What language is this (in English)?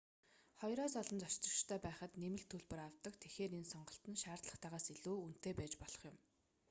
Mongolian